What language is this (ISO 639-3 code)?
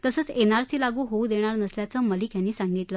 mar